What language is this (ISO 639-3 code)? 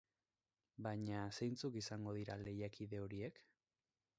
eus